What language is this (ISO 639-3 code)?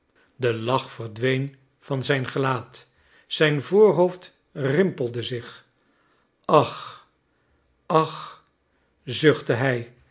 nld